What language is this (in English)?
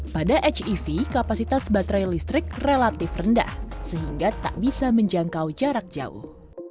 Indonesian